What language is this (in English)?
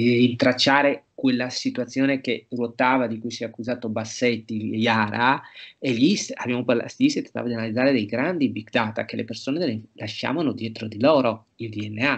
Italian